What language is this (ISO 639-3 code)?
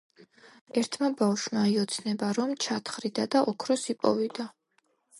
kat